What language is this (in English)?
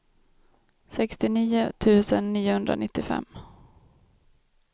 Swedish